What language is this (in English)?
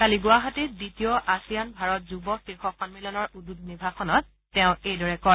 Assamese